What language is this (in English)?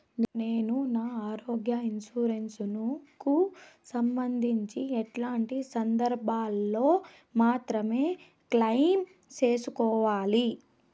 Telugu